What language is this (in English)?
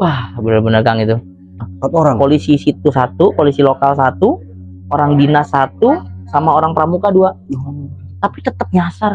Indonesian